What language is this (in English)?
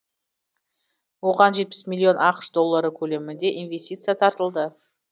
Kazakh